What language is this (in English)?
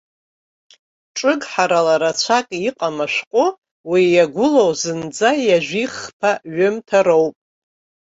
Abkhazian